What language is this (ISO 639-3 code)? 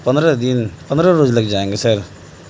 urd